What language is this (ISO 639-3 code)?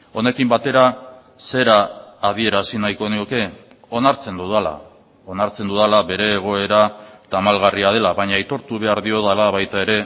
eus